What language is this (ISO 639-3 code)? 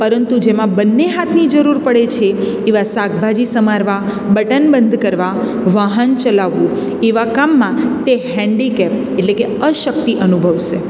guj